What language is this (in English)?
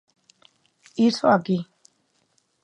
Galician